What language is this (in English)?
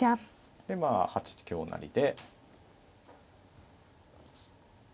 Japanese